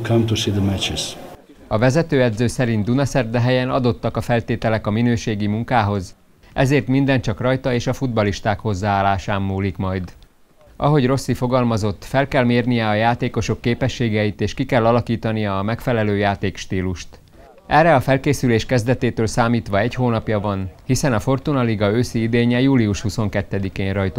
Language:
Hungarian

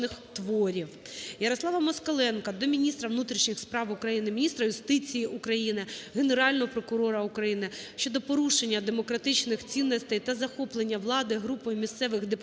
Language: Ukrainian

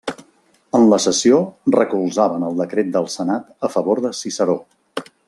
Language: Catalan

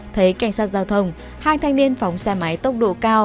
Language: Vietnamese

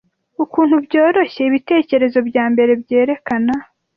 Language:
Kinyarwanda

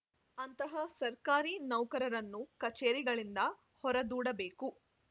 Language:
Kannada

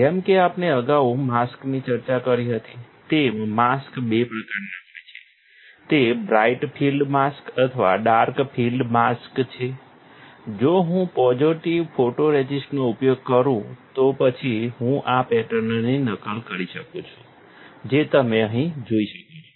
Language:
Gujarati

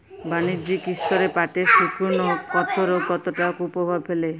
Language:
Bangla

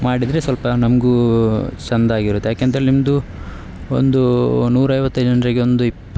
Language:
Kannada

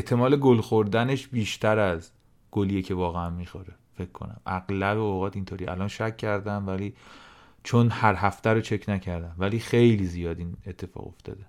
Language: Persian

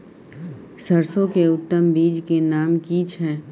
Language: Maithili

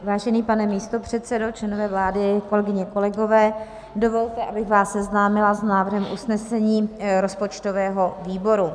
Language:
Czech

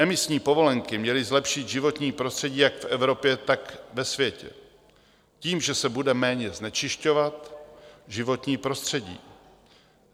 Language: Czech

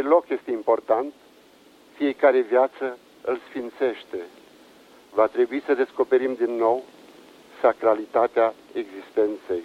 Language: Romanian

